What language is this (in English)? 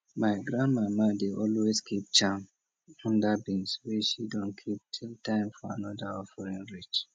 Nigerian Pidgin